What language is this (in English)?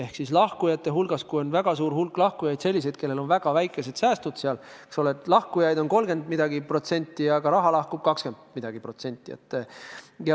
Estonian